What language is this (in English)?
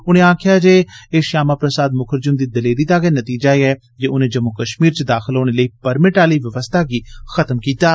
Dogri